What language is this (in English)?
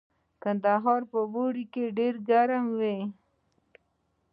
Pashto